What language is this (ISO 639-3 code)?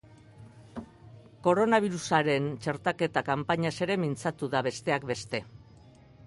eus